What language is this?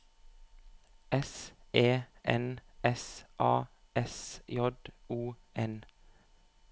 Norwegian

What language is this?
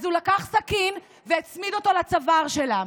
Hebrew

